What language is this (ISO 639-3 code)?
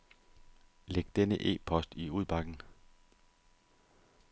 dan